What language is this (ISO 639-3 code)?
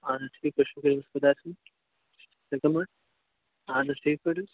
kas